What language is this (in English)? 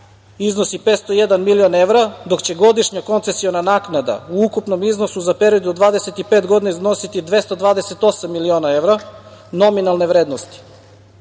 Serbian